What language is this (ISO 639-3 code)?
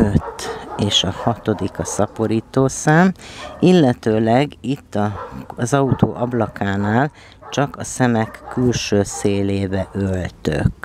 hun